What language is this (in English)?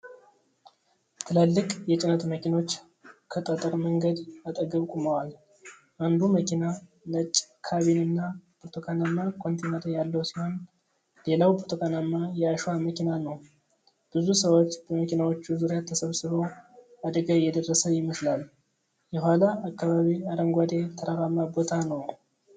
Amharic